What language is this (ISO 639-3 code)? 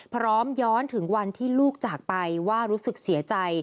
tha